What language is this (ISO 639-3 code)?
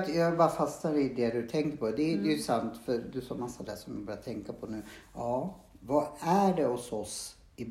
swe